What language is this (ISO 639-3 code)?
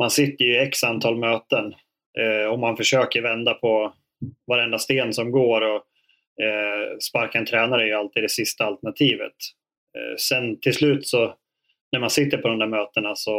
swe